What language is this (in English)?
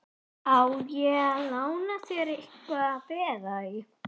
Icelandic